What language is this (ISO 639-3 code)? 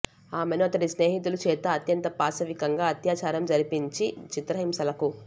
tel